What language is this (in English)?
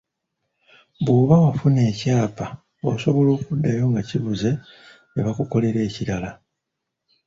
Ganda